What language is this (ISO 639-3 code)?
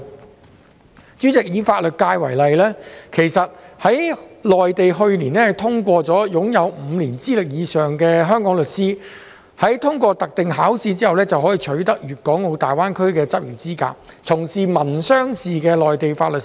yue